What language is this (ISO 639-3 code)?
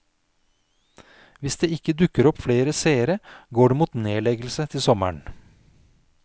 nor